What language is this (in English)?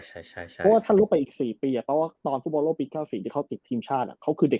Thai